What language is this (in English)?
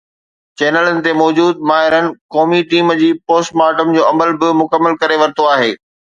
Sindhi